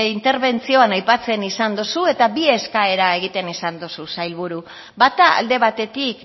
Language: Basque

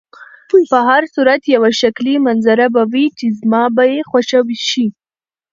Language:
Pashto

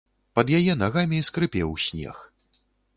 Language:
Belarusian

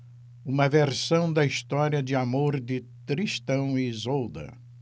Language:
Portuguese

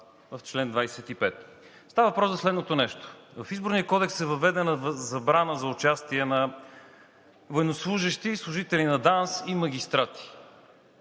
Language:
Bulgarian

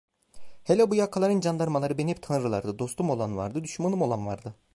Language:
Turkish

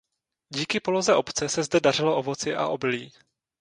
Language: Czech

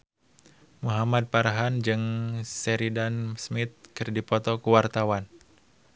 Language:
Sundanese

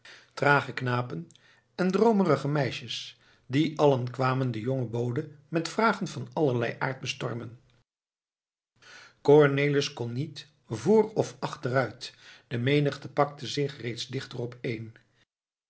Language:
Dutch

